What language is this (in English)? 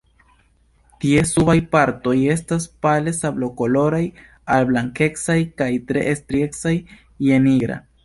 Esperanto